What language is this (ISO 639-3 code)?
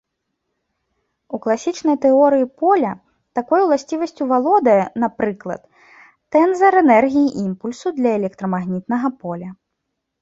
bel